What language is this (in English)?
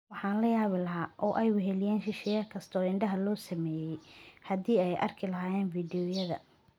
Somali